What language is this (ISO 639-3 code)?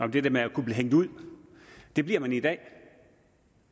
dan